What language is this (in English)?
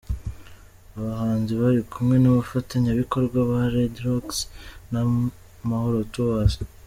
Kinyarwanda